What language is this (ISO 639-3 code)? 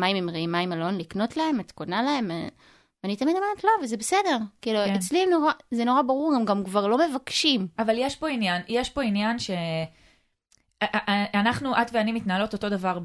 heb